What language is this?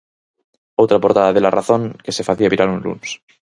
Galician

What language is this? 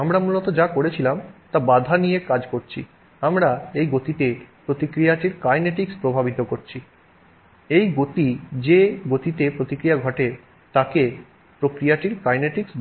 Bangla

